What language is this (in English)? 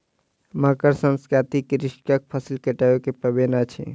Maithili